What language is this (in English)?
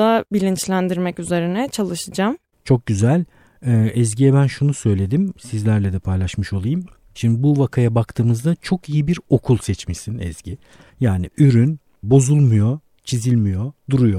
Turkish